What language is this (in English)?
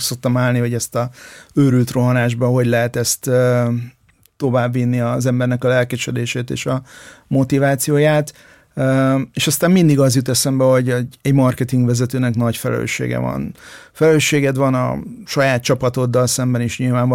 Hungarian